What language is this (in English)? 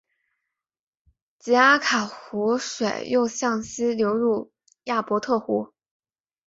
Chinese